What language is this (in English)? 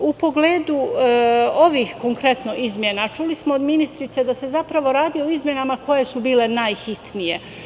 Serbian